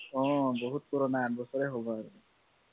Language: Assamese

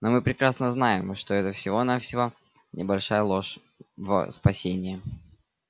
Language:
Russian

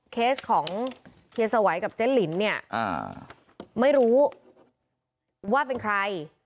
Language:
Thai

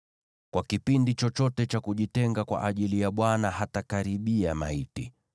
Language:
Swahili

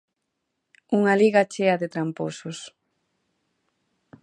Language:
Galician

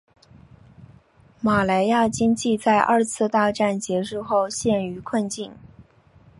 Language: Chinese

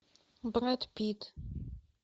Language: Russian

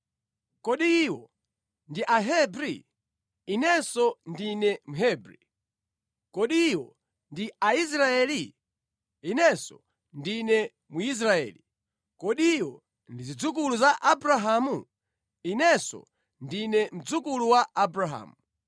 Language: Nyanja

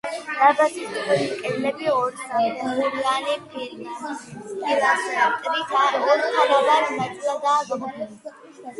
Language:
Georgian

